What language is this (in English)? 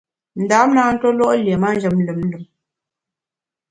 Bamun